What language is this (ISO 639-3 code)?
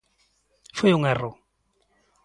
glg